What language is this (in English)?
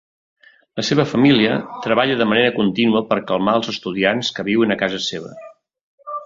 Catalan